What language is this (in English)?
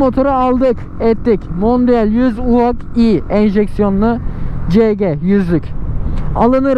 Turkish